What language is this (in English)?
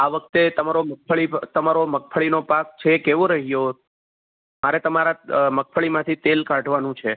Gujarati